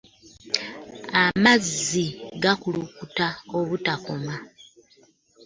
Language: Ganda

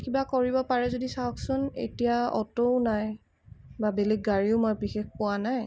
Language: Assamese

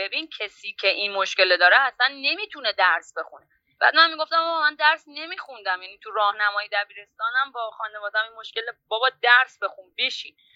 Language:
Persian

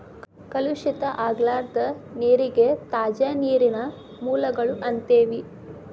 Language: Kannada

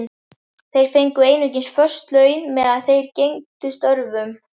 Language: Icelandic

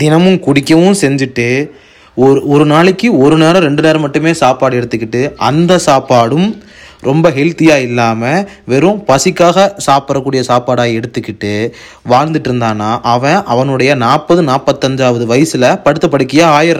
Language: Tamil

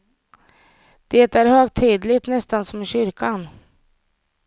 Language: Swedish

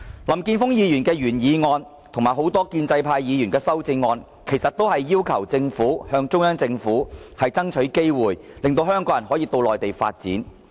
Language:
Cantonese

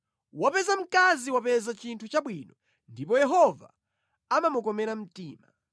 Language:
Nyanja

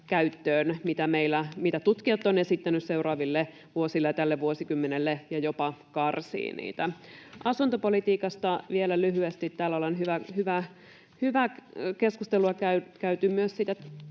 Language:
Finnish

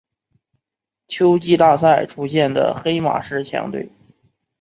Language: Chinese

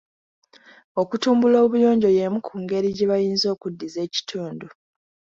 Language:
Ganda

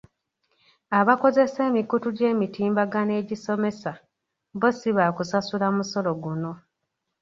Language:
Ganda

